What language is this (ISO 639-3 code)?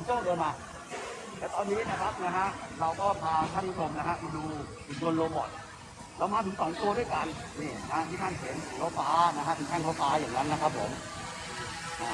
tha